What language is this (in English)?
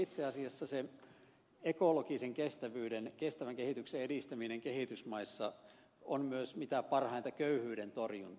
Finnish